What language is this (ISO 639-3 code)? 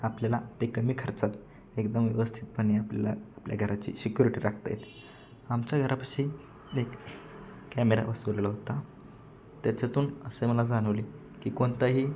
mar